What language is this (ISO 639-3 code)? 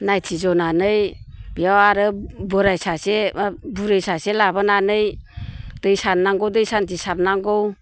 brx